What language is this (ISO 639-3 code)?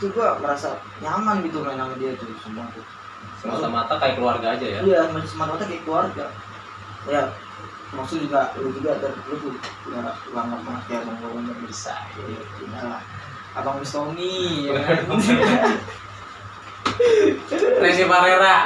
ind